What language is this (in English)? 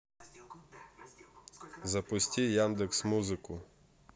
Russian